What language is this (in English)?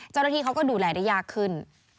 Thai